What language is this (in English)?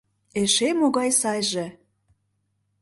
Mari